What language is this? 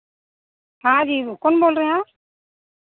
Hindi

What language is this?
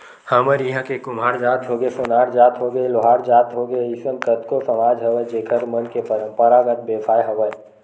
Chhattisgarhi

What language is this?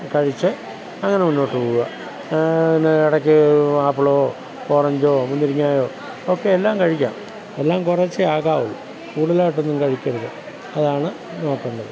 Malayalam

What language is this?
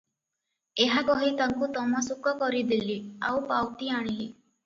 Odia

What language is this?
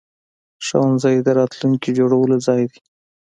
Pashto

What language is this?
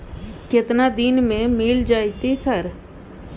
Maithili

